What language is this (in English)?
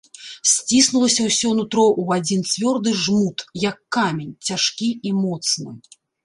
Belarusian